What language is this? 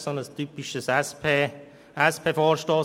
Swiss German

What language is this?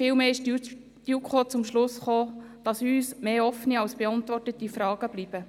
Swiss German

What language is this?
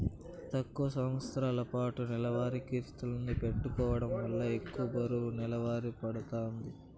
Telugu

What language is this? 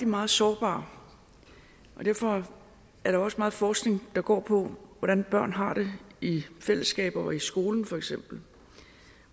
Danish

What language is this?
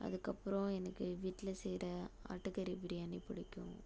Tamil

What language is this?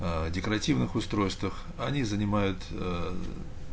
Russian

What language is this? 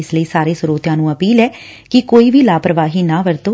Punjabi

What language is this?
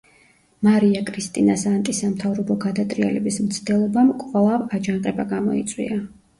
Georgian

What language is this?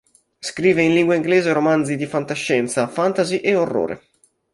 Italian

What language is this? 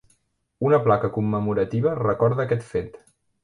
Catalan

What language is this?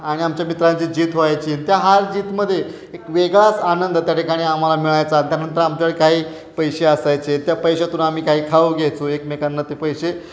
Marathi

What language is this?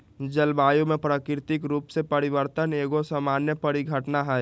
Magahi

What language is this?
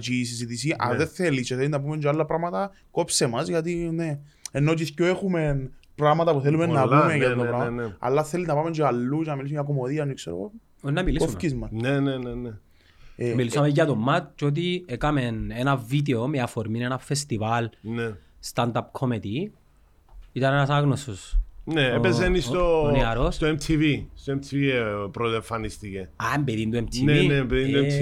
Greek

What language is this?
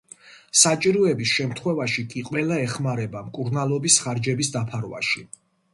Georgian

